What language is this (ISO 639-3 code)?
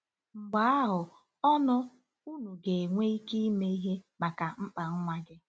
ibo